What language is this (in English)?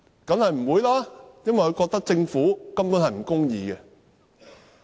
Cantonese